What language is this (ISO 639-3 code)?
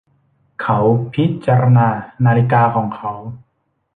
tha